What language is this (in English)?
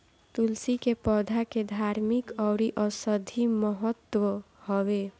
Bhojpuri